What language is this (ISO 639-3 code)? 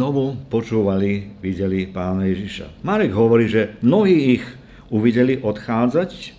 slk